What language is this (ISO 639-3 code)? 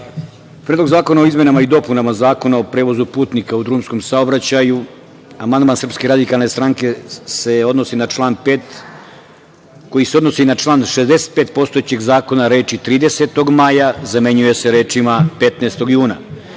srp